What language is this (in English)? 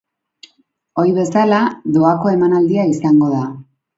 Basque